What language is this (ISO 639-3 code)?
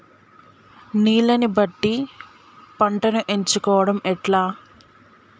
tel